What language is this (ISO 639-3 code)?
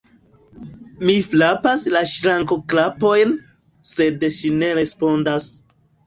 epo